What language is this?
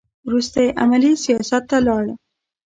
Pashto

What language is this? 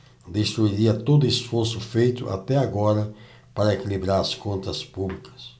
Portuguese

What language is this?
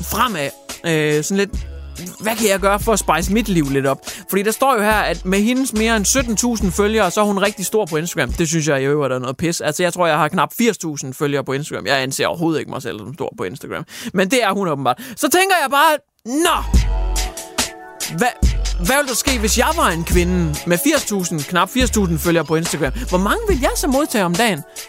Danish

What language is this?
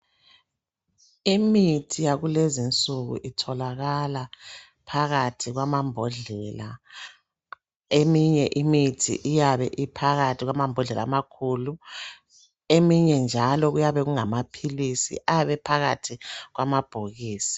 North Ndebele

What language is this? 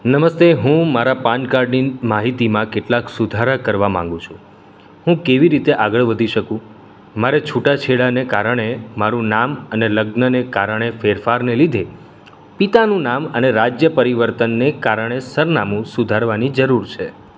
Gujarati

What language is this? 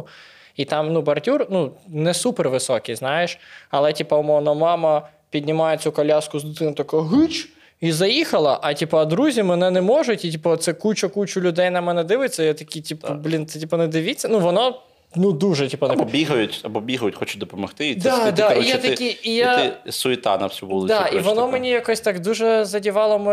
Ukrainian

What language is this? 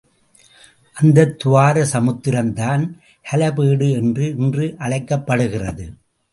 Tamil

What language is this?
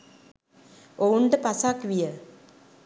Sinhala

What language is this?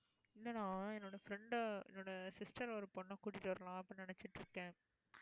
Tamil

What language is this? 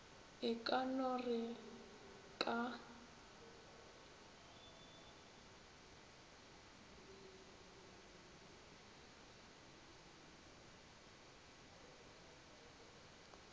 Northern Sotho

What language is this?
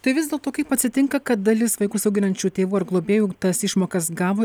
Lithuanian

